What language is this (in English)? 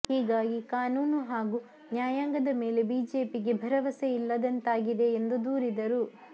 Kannada